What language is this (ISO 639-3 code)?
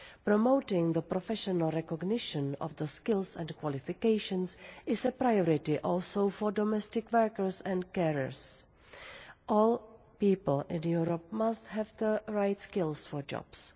eng